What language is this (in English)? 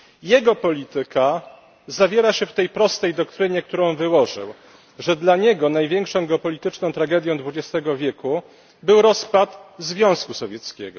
Polish